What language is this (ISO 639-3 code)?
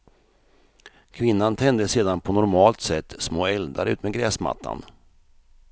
swe